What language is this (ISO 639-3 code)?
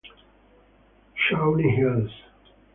ita